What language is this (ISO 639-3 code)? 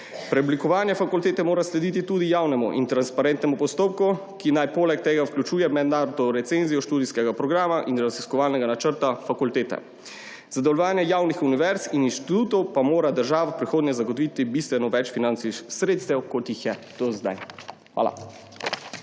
slv